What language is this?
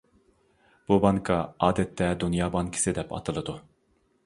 Uyghur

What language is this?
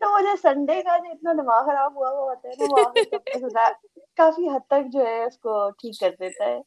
Urdu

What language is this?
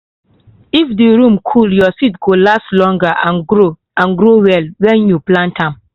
Nigerian Pidgin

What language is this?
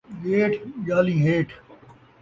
Saraiki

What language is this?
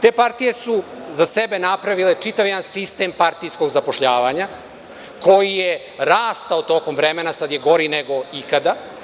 Serbian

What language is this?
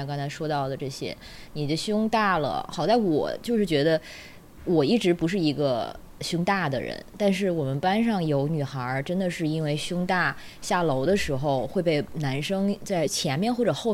Chinese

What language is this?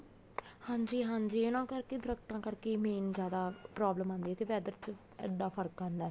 Punjabi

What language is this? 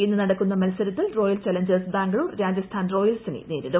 Malayalam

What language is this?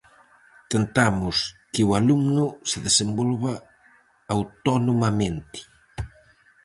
Galician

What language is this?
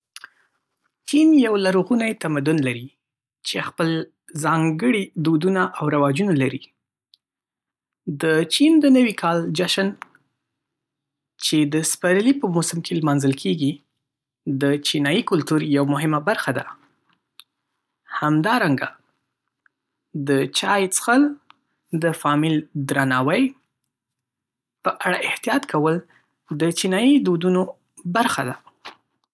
Pashto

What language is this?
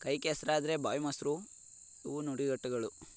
Kannada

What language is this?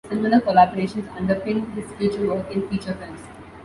English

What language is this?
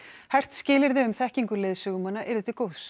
Icelandic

